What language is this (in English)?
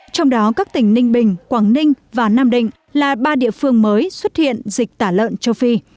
Vietnamese